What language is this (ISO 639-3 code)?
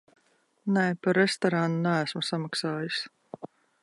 lav